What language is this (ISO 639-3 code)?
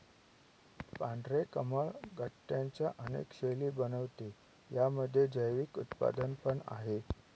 mar